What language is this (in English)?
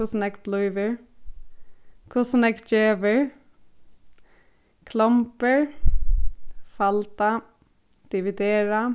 Faroese